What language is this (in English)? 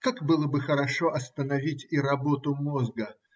Russian